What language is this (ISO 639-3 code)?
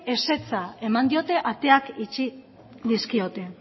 eus